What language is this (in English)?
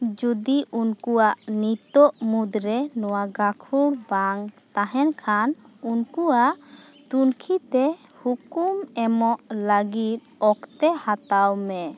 Santali